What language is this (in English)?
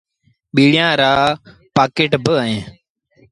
Sindhi Bhil